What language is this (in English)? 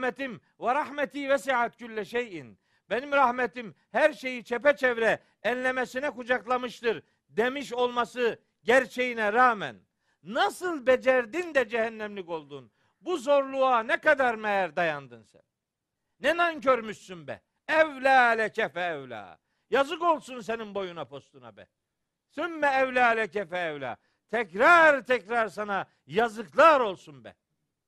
Turkish